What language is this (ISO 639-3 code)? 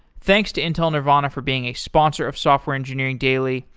eng